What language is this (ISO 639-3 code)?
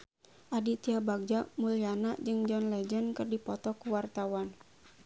sun